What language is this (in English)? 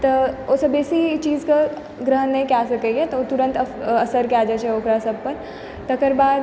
Maithili